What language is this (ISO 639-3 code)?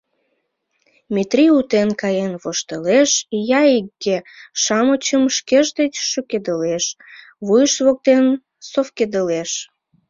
chm